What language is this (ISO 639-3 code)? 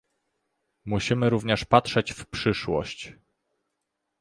pol